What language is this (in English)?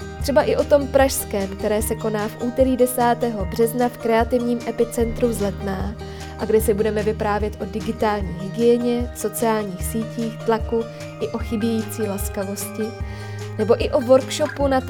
Czech